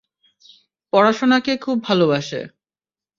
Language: Bangla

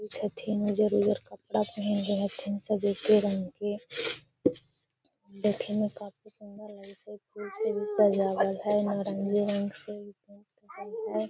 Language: Magahi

